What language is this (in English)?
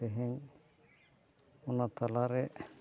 Santali